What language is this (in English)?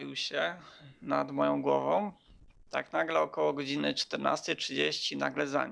Polish